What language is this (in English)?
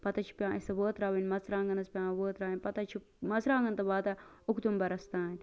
Kashmiri